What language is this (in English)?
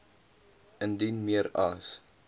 Afrikaans